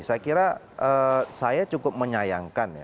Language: Indonesian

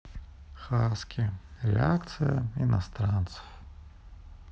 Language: Russian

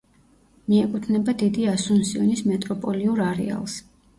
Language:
Georgian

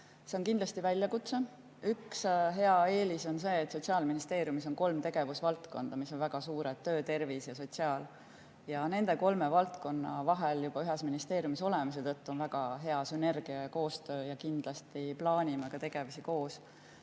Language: Estonian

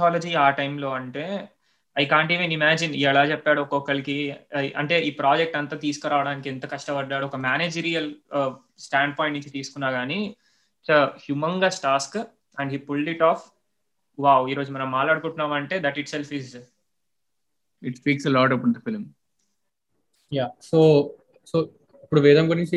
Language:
Telugu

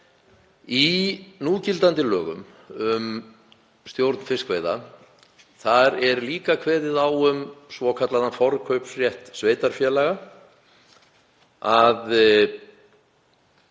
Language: Icelandic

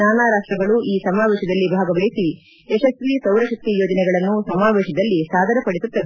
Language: Kannada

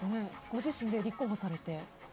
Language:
Japanese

